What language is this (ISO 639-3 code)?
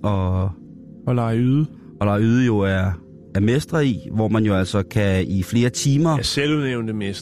dan